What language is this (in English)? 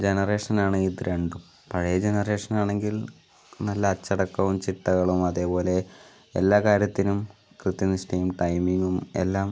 Malayalam